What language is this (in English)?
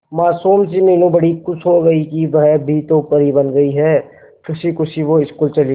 Hindi